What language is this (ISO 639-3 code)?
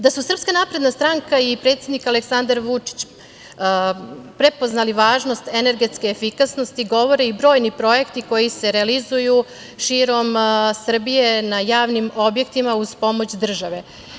srp